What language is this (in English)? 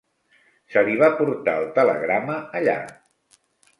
Catalan